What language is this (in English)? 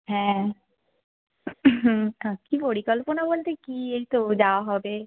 Bangla